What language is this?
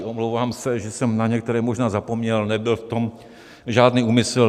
Czech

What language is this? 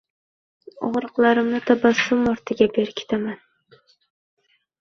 Uzbek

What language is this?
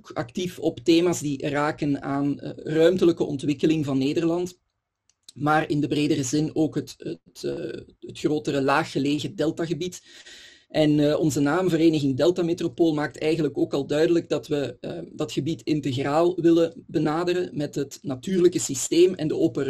Dutch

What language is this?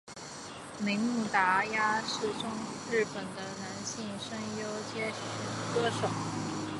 Chinese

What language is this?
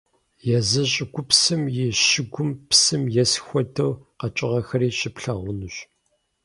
Kabardian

